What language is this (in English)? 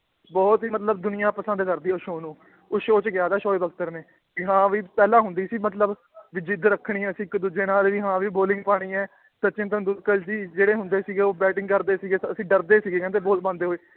Punjabi